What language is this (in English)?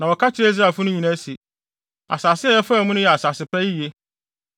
Akan